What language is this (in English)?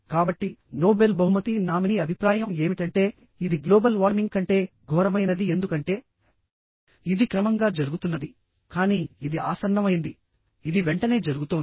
Telugu